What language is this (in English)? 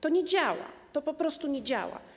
Polish